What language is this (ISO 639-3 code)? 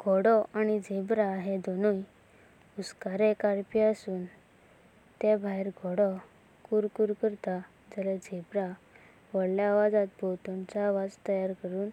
kok